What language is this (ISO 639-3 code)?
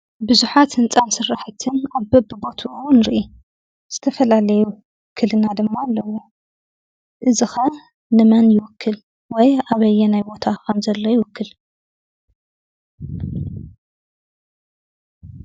tir